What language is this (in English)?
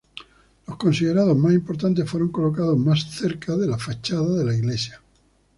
Spanish